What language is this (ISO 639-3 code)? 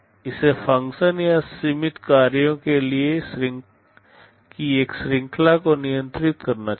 hin